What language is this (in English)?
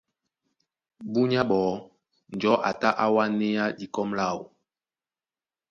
Duala